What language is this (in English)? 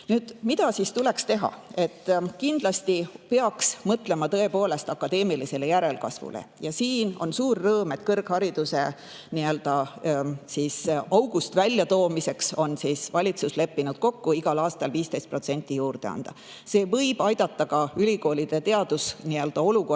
Estonian